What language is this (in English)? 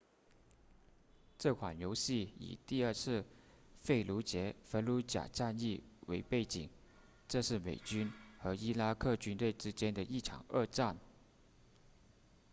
Chinese